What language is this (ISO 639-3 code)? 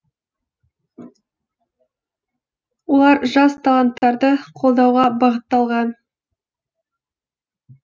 kaz